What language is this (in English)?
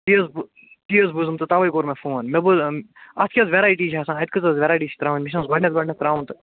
Kashmiri